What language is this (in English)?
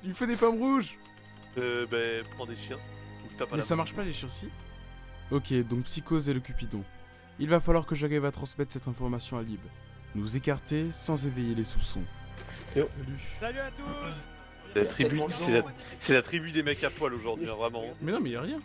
French